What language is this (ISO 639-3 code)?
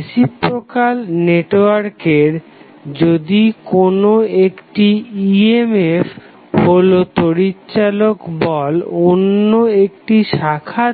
ben